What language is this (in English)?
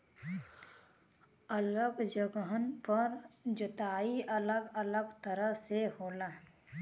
Bhojpuri